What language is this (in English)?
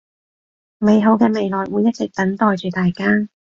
Cantonese